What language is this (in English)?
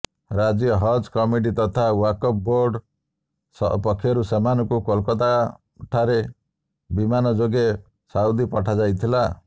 Odia